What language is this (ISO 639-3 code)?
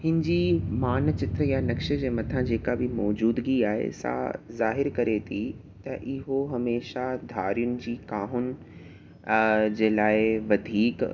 snd